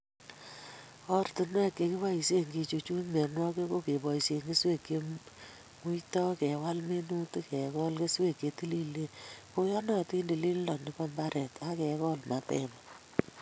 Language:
Kalenjin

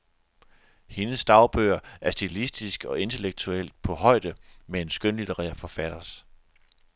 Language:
Danish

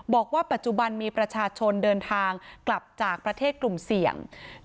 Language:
Thai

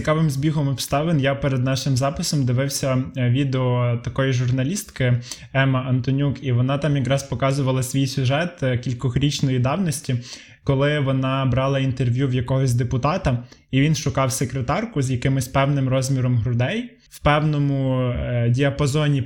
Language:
Ukrainian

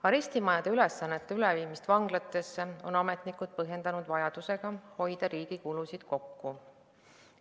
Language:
Estonian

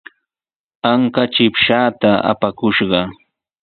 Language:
Sihuas Ancash Quechua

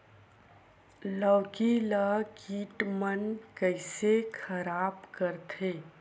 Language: Chhattisgarhi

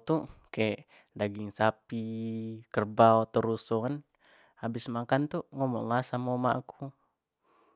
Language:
Jambi Malay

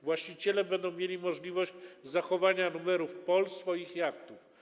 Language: Polish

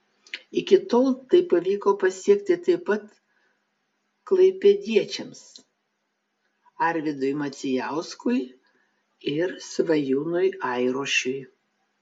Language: Lithuanian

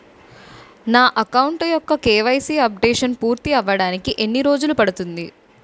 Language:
Telugu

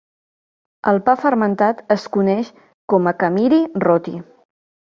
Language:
Catalan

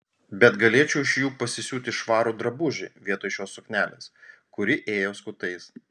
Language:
Lithuanian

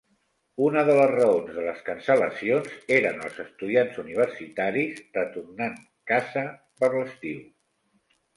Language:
Catalan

